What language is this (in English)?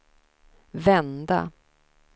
Swedish